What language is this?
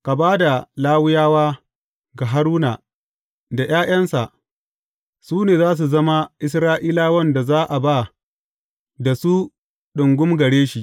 Hausa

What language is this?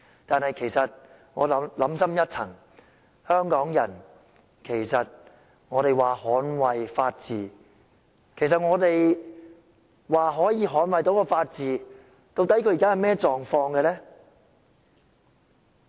Cantonese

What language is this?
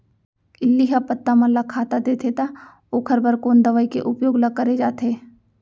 Chhattisgarhi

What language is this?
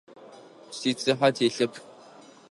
Adyghe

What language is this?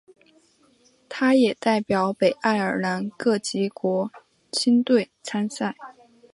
Chinese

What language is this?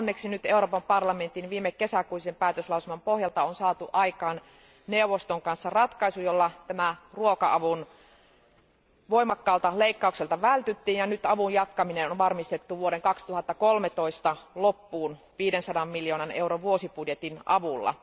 Finnish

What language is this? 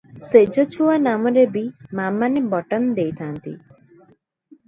Odia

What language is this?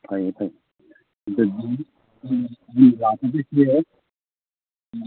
Manipuri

